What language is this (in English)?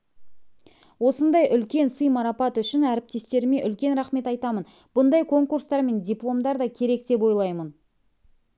Kazakh